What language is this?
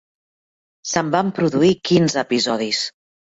Catalan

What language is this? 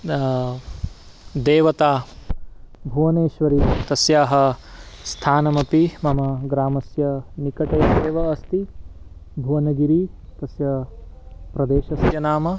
Sanskrit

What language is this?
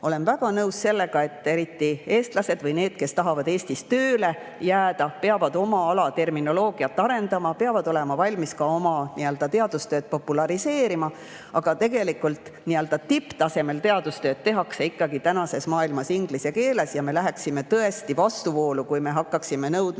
Estonian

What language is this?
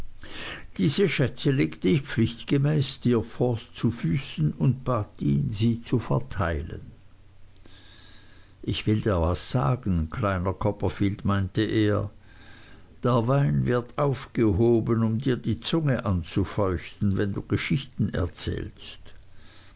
German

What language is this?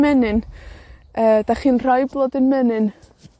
Welsh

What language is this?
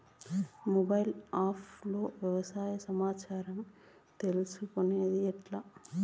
Telugu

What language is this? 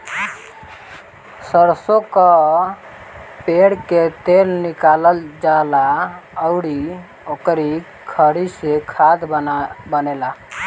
Bhojpuri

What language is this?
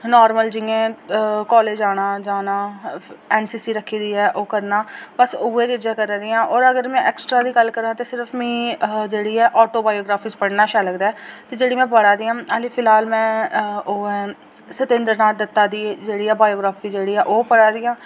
Dogri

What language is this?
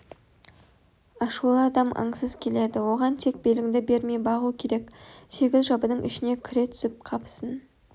Kazakh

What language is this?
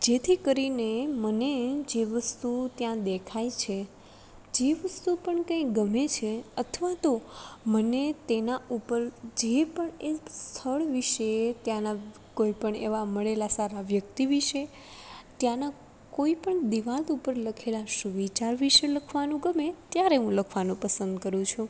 Gujarati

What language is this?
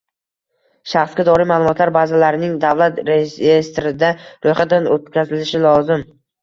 Uzbek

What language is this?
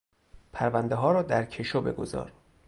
Persian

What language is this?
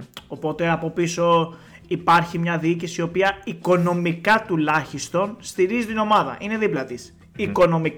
Greek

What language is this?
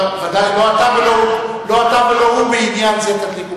Hebrew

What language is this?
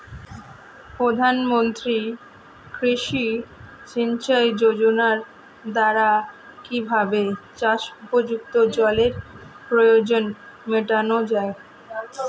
Bangla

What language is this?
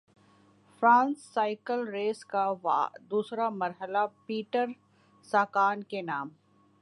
Urdu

